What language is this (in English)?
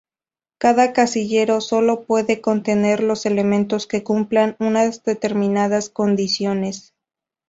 Spanish